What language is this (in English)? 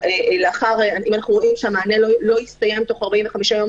Hebrew